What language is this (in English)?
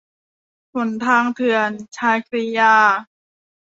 Thai